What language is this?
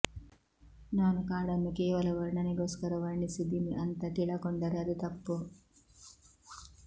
Kannada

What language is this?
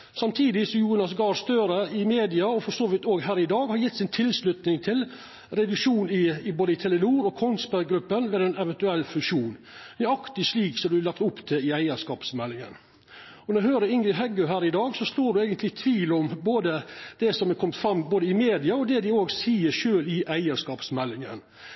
Norwegian Nynorsk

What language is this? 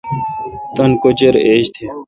Kalkoti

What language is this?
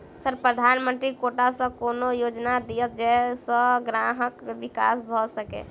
Maithili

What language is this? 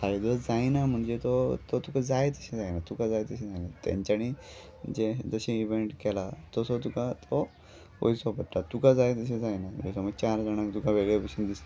Konkani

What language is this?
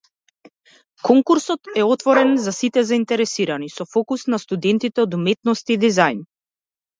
Macedonian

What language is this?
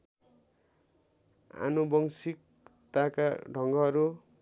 Nepali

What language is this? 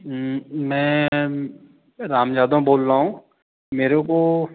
Hindi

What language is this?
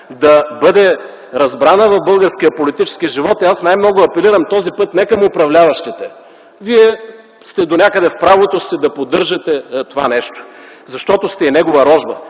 Bulgarian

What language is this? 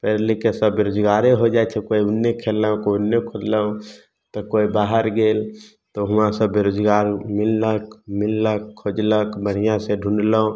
Maithili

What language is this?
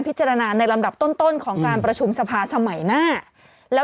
Thai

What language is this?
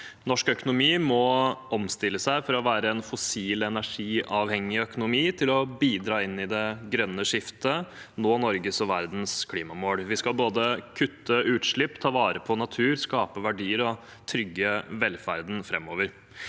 Norwegian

